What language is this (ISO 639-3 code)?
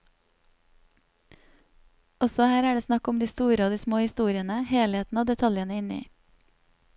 nor